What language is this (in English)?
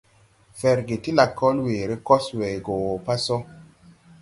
Tupuri